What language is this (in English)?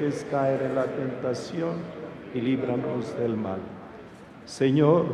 Spanish